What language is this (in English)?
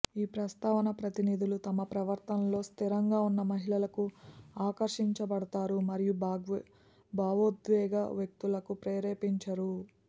Telugu